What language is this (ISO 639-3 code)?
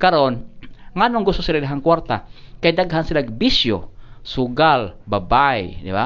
fil